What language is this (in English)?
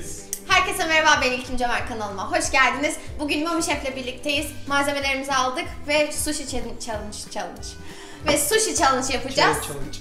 Turkish